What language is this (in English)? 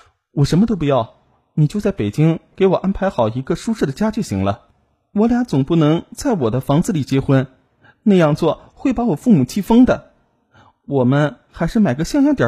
Chinese